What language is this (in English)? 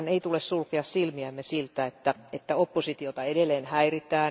Finnish